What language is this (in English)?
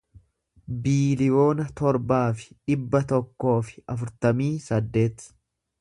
Oromo